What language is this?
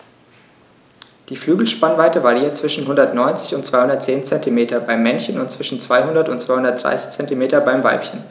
German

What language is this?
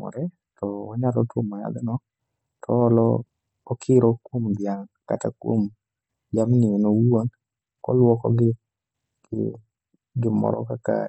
Luo (Kenya and Tanzania)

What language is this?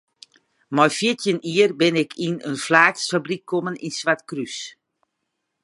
Western Frisian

